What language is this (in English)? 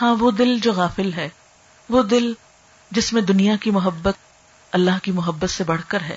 Urdu